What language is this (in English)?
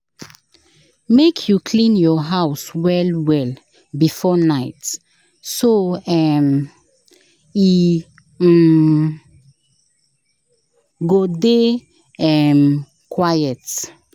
Nigerian Pidgin